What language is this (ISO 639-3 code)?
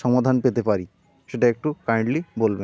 ben